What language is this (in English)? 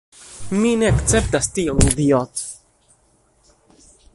Esperanto